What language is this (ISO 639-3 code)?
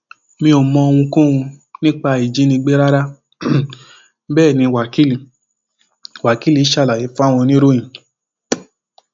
yor